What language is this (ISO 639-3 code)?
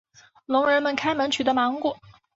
zho